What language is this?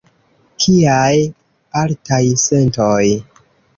Esperanto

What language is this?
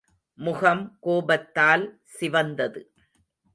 Tamil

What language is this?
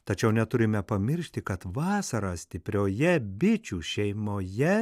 Lithuanian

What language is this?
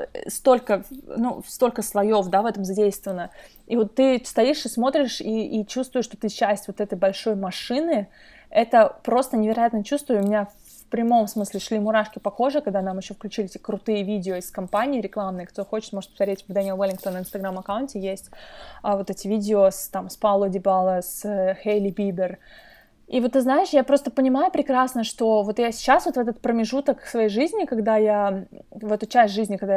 Russian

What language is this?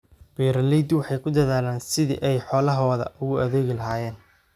Somali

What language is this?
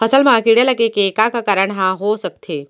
Chhattisgarhi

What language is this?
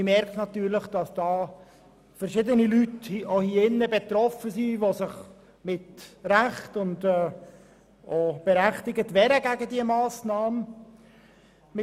Swiss German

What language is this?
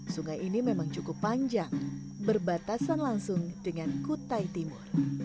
Indonesian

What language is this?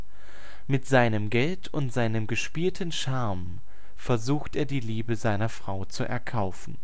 German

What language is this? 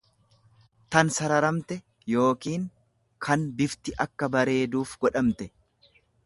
Oromo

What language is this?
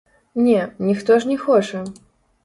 Belarusian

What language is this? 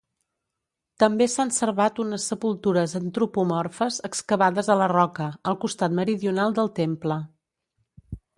Catalan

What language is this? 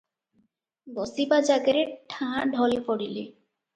Odia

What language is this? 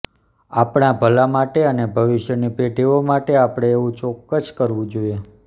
Gujarati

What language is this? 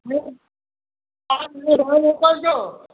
Gujarati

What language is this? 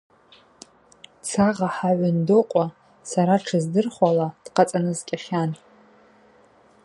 Abaza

